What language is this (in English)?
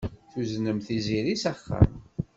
Kabyle